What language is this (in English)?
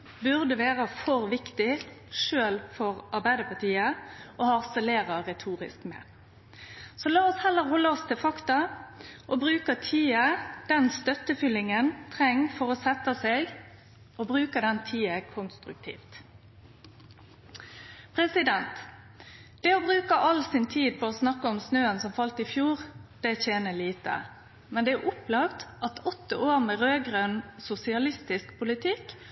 Norwegian Nynorsk